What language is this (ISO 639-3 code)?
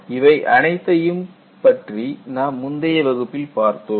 tam